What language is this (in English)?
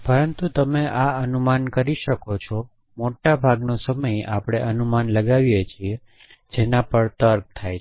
Gujarati